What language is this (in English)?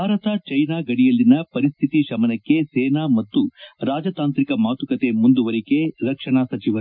Kannada